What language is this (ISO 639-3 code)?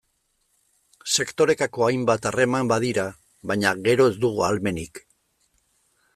eus